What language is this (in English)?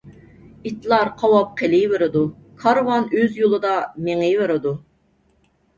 Uyghur